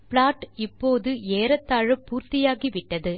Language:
Tamil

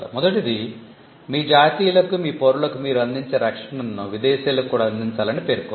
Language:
Telugu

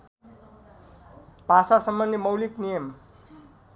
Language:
Nepali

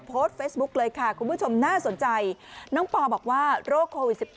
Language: Thai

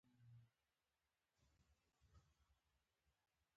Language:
Pashto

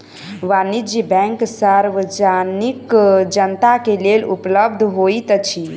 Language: Maithili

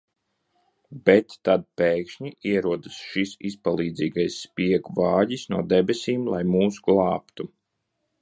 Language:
Latvian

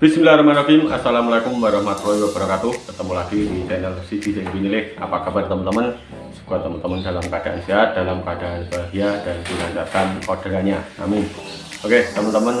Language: Indonesian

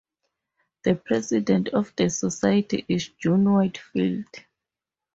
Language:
English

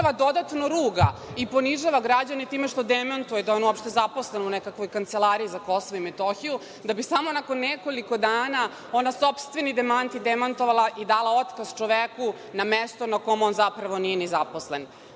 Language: Serbian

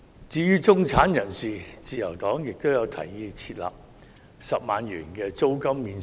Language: Cantonese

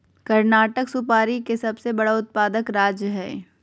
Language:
Magahi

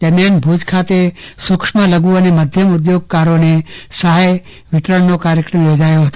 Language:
Gujarati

